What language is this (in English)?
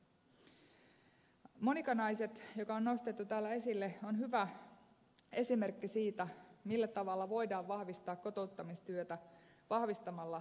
Finnish